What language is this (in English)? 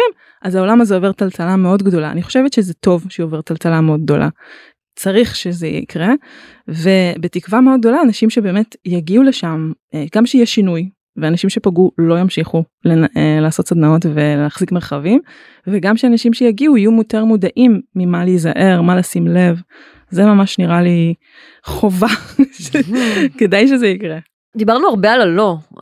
Hebrew